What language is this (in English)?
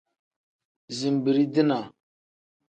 Tem